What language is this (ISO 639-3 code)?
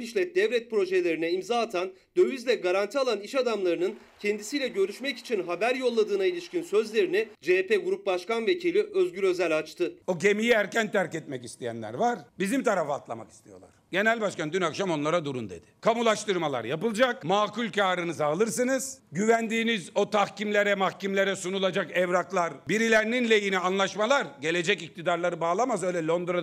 tur